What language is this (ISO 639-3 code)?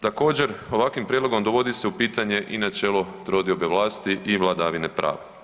hrv